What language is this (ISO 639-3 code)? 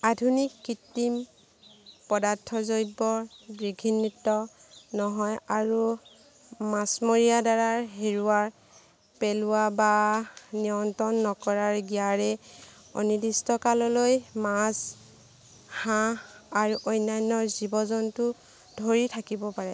asm